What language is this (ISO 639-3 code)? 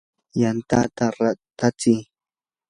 qur